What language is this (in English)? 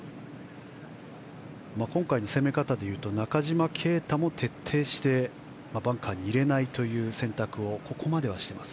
Japanese